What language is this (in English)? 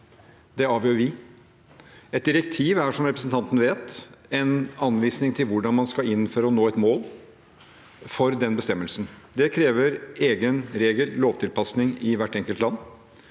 Norwegian